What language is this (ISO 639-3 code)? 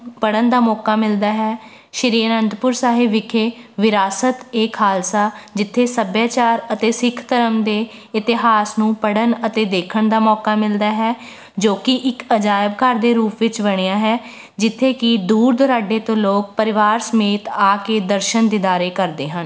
pan